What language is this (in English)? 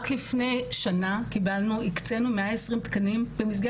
Hebrew